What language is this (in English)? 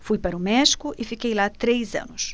Portuguese